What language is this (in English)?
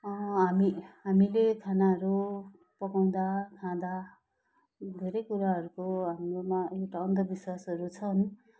Nepali